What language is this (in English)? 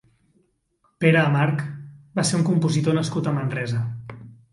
Catalan